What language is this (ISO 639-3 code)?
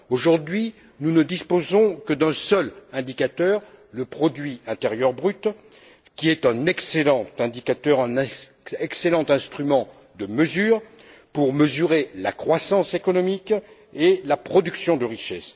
fra